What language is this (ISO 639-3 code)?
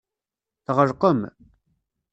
kab